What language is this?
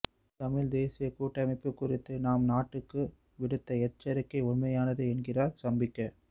Tamil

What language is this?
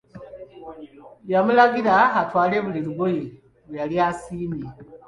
Ganda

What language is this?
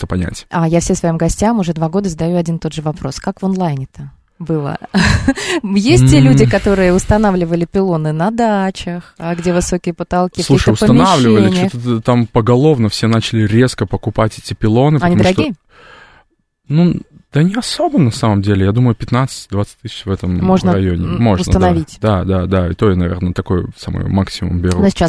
Russian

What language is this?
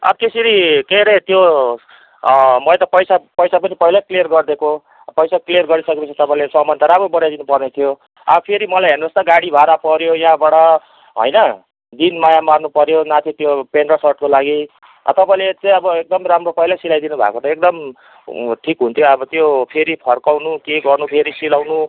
Nepali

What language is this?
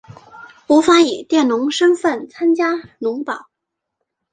Chinese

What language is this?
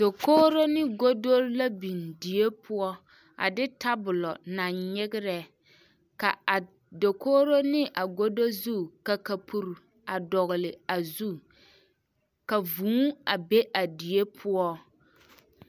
Southern Dagaare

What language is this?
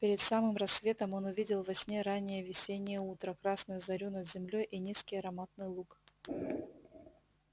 Russian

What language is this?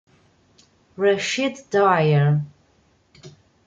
Italian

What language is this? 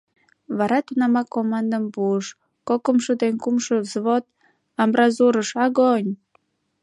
Mari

